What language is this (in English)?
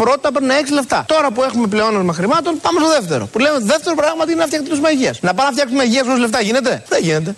Greek